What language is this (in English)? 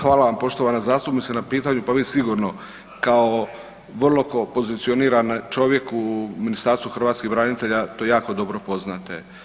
Croatian